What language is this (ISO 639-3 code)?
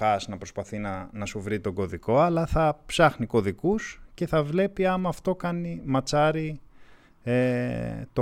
ell